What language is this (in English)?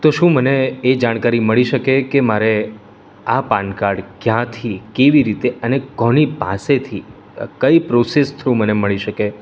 Gujarati